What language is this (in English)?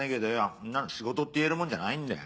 Japanese